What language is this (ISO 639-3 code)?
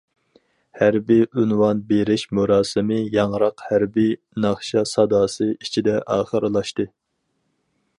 uig